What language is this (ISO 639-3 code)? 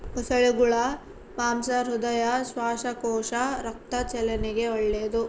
kan